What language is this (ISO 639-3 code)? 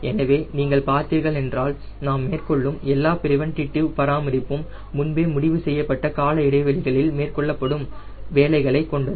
tam